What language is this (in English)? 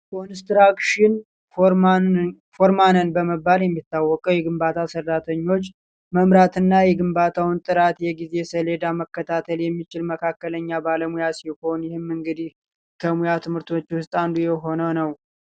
Amharic